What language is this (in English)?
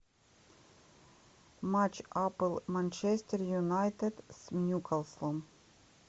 Russian